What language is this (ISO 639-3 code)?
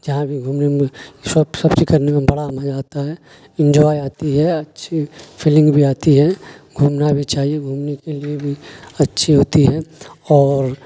urd